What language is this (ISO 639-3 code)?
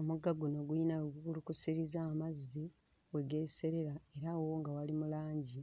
lug